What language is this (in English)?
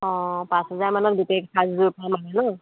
Assamese